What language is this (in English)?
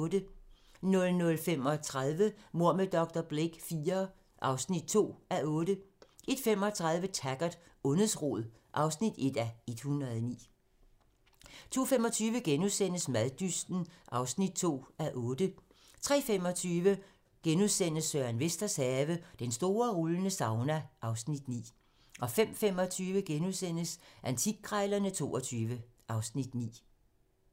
Danish